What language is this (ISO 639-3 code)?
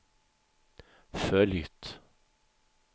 swe